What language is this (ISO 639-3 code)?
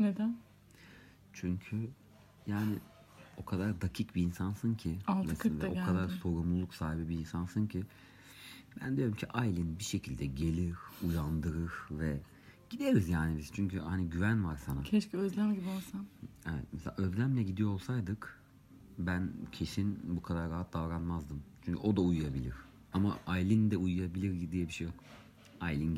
tur